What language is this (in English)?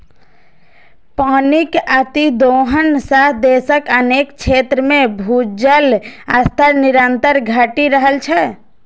Maithili